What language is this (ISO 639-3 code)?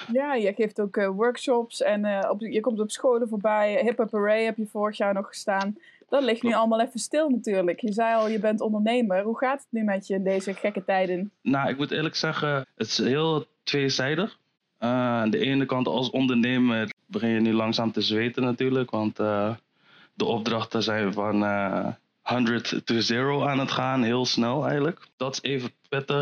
nld